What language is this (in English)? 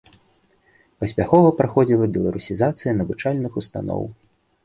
Belarusian